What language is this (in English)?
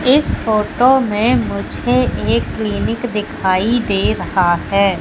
Hindi